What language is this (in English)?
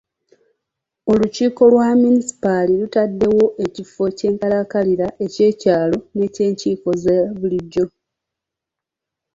Ganda